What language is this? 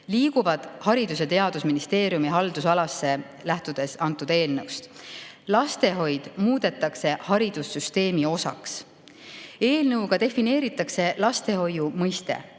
Estonian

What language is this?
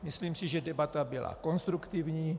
Czech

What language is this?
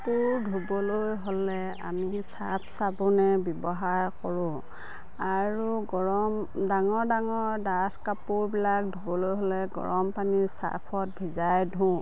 Assamese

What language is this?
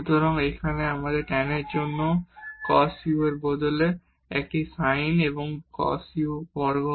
Bangla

